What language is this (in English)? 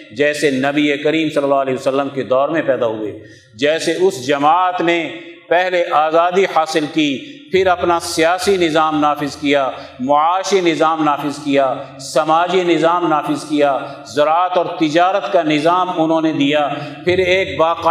Urdu